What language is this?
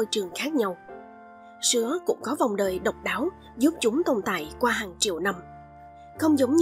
Vietnamese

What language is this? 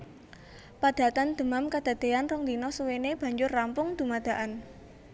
Javanese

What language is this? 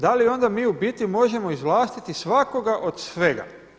Croatian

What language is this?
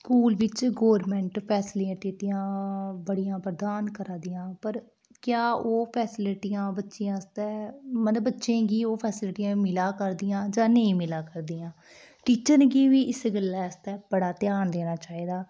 Dogri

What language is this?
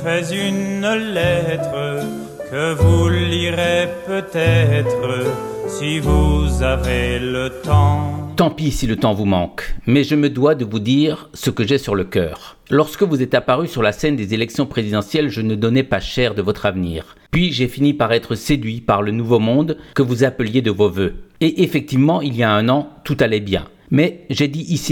French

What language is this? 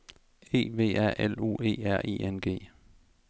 Danish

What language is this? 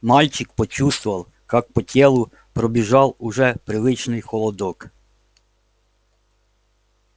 Russian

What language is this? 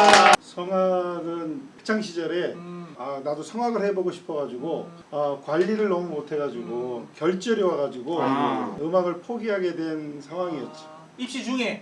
Korean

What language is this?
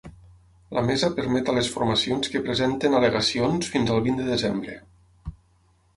Catalan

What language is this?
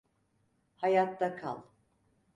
Turkish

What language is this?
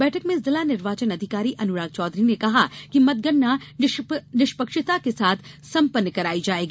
Hindi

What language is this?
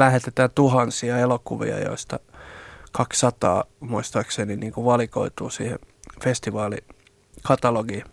Finnish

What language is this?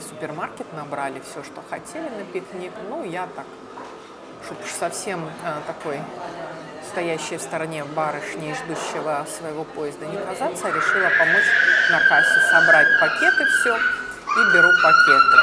Russian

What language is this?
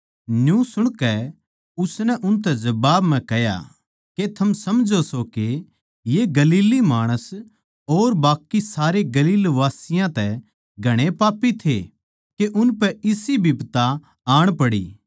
Haryanvi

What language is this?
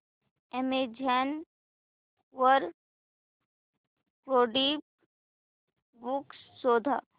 Marathi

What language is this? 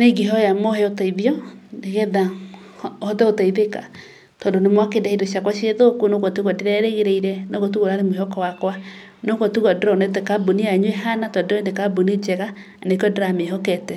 Kikuyu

